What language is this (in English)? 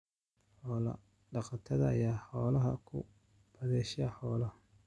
Somali